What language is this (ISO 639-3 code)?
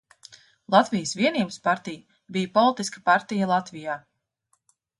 lav